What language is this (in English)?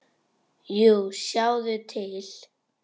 Icelandic